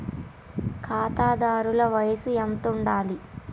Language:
Telugu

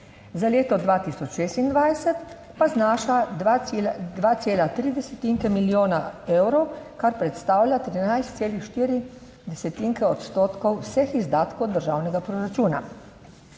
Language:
Slovenian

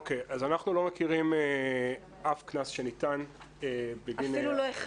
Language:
Hebrew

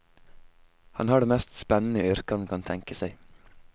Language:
Norwegian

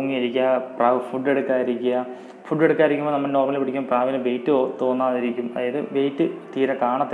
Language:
Indonesian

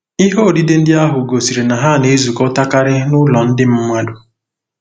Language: Igbo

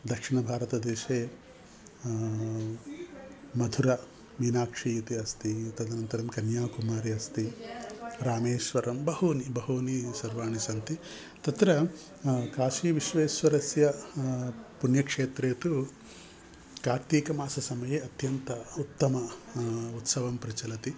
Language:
Sanskrit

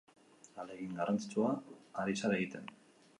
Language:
Basque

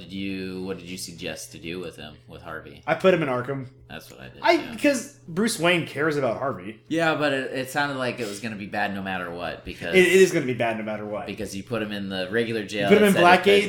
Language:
English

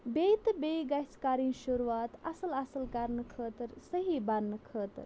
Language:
Kashmiri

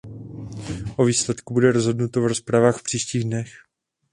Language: Czech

